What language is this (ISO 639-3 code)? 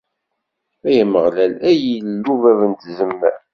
kab